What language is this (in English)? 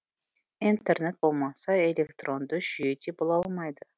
Kazakh